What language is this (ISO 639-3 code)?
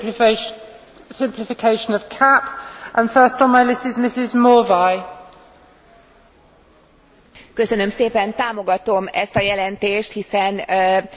hun